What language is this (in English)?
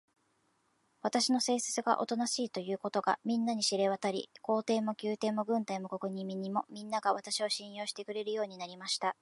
Japanese